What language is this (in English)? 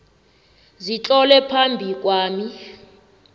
South Ndebele